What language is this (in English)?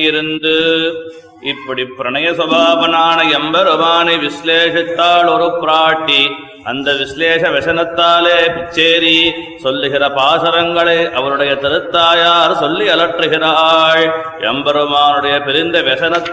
Tamil